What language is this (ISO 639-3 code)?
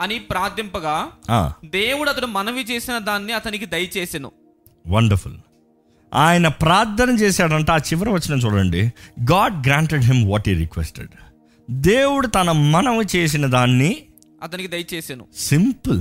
tel